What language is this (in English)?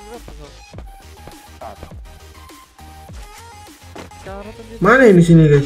Indonesian